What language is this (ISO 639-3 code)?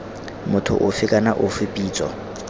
tsn